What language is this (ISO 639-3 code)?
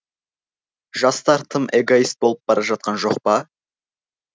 kaz